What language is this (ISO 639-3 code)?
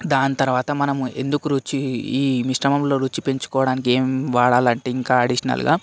tel